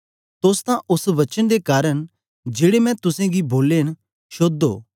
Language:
Dogri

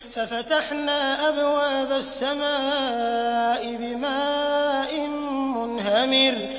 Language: Arabic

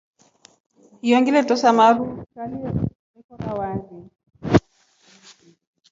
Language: Rombo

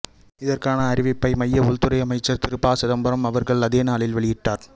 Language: Tamil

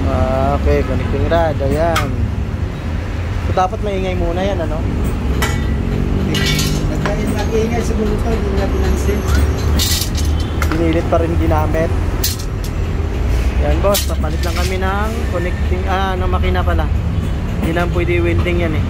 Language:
Filipino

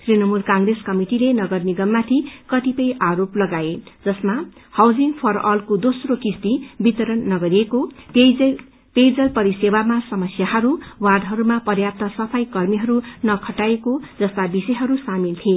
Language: Nepali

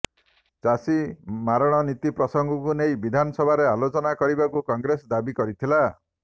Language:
Odia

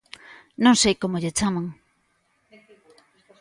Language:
Galician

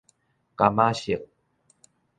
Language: Min Nan Chinese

